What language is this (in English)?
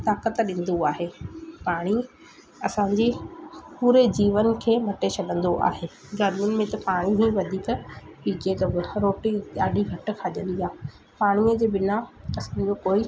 Sindhi